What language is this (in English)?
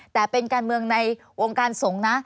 Thai